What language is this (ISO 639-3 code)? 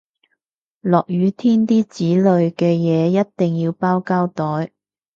yue